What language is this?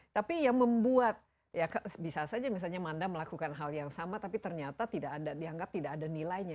Indonesian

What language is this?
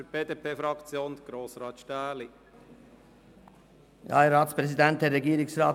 Swiss German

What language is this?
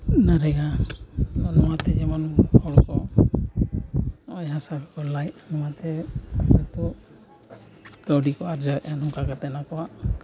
Santali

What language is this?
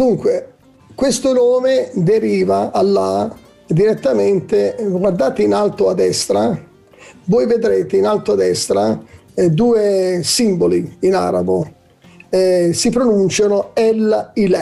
Italian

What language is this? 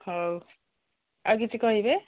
Odia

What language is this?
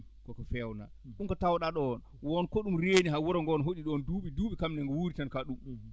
Fula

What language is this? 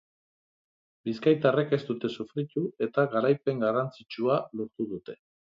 Basque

